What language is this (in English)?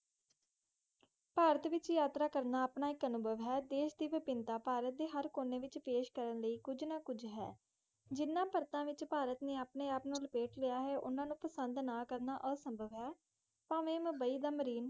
Punjabi